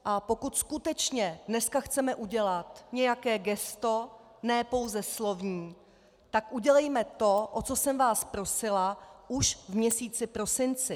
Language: Czech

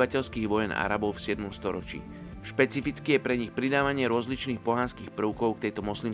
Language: Slovak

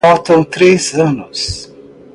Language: Portuguese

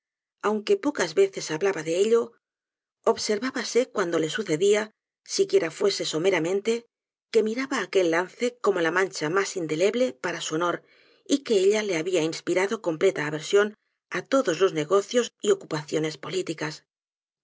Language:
Spanish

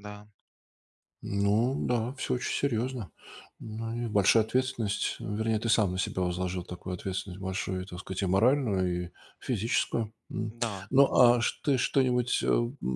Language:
Russian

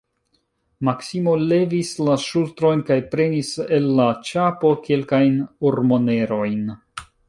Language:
Esperanto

